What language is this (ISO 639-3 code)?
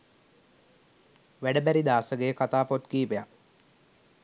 sin